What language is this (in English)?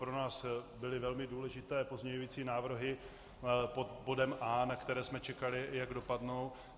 Czech